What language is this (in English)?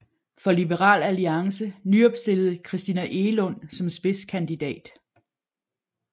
Danish